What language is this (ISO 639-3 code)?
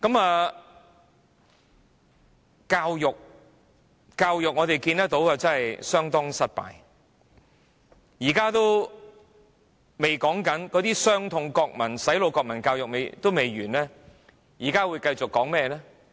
yue